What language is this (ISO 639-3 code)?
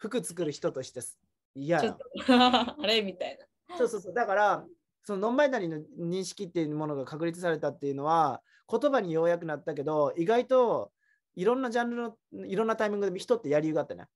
jpn